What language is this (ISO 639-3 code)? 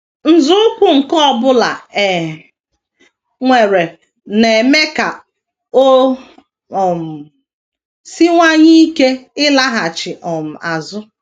ibo